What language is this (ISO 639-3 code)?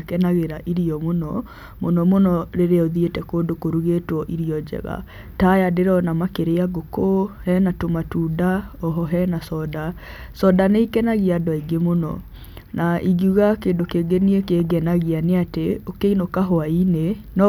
kik